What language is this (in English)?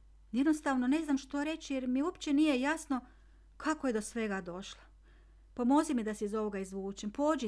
Croatian